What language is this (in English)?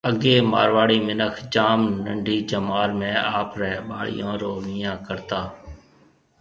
Marwari (Pakistan)